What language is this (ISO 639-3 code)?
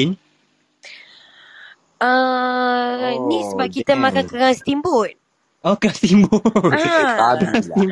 msa